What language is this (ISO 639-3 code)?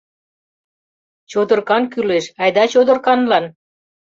chm